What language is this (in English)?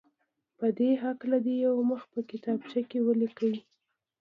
Pashto